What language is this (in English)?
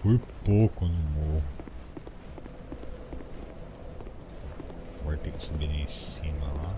Portuguese